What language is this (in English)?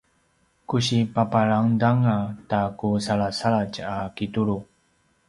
Paiwan